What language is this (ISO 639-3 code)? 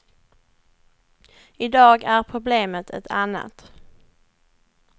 swe